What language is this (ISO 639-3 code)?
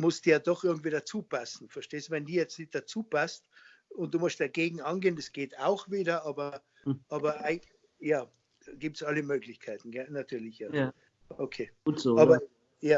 deu